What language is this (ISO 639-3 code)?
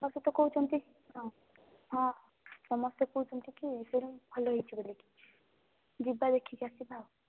ori